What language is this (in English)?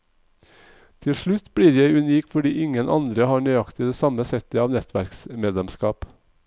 Norwegian